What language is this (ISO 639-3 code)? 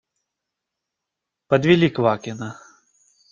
rus